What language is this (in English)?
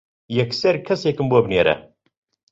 Central Kurdish